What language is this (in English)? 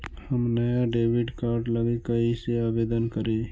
Magahi